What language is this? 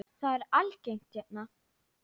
Icelandic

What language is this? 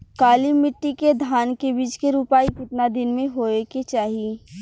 Bhojpuri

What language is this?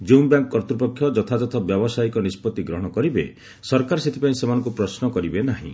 Odia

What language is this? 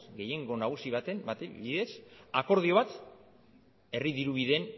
Basque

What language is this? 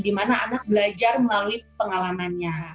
Indonesian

